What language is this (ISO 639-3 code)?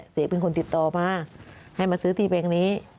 tha